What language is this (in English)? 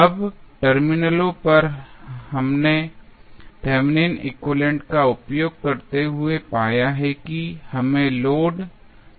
Hindi